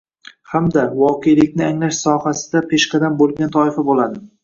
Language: Uzbek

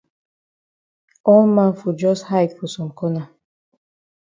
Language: Cameroon Pidgin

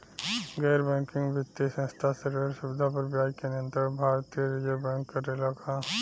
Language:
Bhojpuri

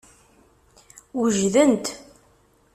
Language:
Kabyle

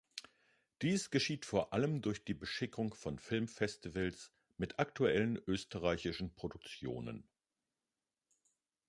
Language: German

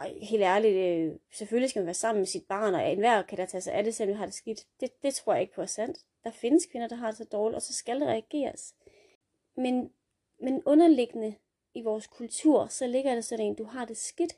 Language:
Danish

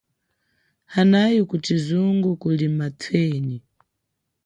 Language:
Chokwe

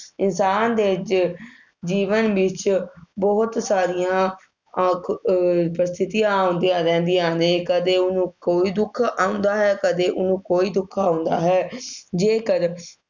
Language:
Punjabi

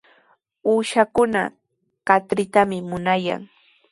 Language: Sihuas Ancash Quechua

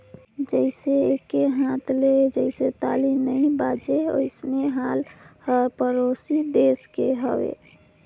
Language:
Chhattisgarhi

